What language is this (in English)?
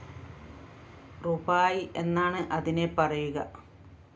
Malayalam